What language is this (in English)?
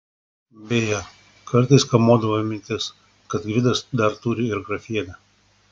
Lithuanian